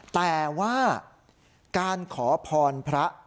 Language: Thai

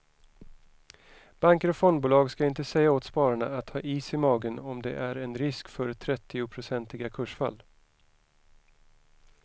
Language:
Swedish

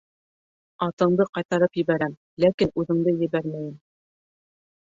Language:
Bashkir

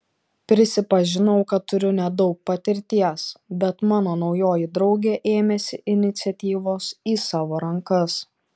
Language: Lithuanian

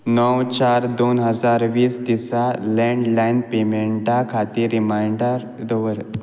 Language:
Konkani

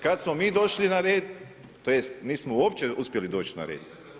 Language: Croatian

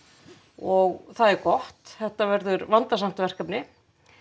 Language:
Icelandic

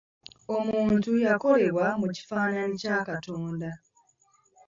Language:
Ganda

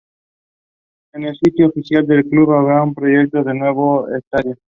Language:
Spanish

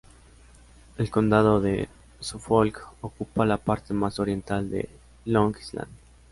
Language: Spanish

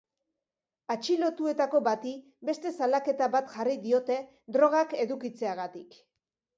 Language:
Basque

